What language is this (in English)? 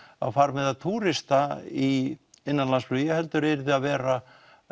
Icelandic